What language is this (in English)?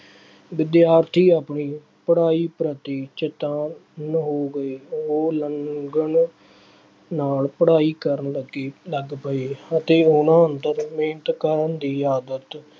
Punjabi